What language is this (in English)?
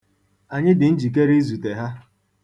Igbo